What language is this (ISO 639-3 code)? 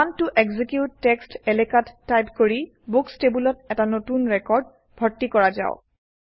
asm